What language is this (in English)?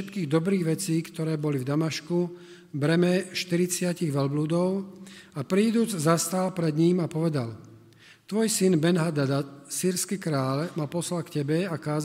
Slovak